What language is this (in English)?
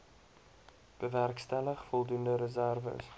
Afrikaans